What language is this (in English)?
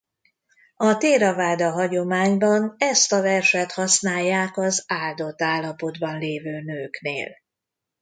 Hungarian